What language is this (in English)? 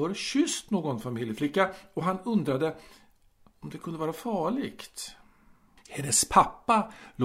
Swedish